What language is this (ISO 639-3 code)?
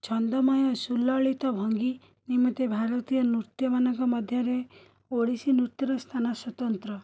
ori